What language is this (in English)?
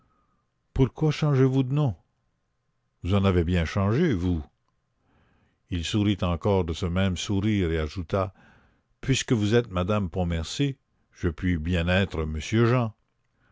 French